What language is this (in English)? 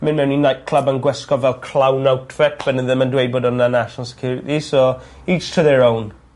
Welsh